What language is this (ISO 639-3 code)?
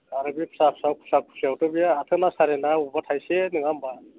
brx